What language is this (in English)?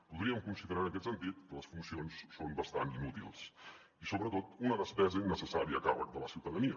Catalan